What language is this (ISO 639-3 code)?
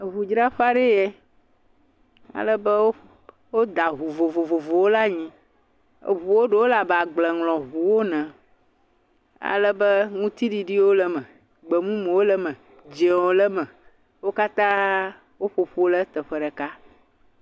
ewe